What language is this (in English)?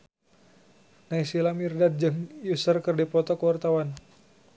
Sundanese